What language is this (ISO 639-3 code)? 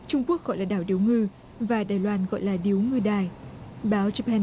vie